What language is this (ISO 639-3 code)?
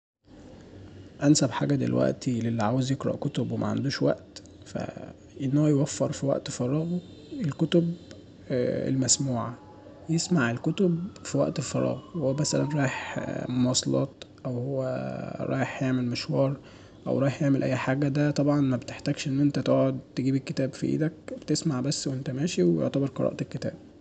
arz